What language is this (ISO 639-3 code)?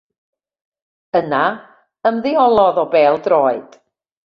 cym